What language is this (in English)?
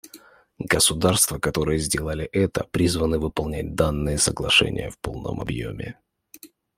Russian